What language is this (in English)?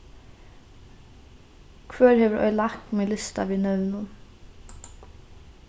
Faroese